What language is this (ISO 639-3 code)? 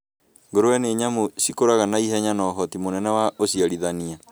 kik